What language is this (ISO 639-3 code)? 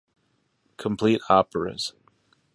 eng